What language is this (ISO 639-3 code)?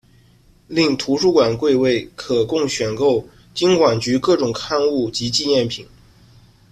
zho